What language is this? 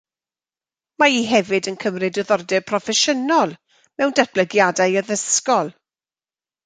Welsh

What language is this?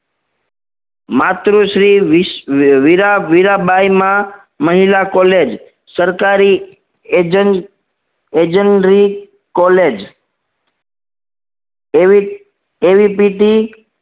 Gujarati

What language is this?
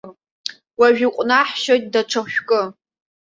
Abkhazian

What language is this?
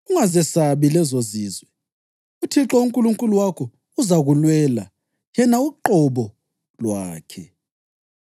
North Ndebele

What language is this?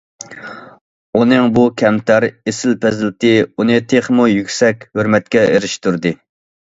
Uyghur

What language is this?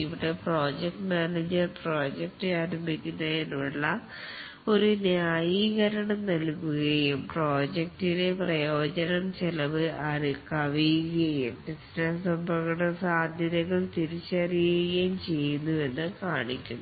Malayalam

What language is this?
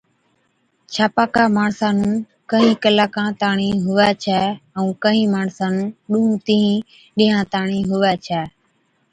Od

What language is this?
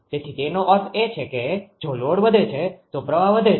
Gujarati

